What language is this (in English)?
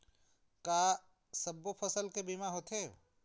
Chhattisgarhi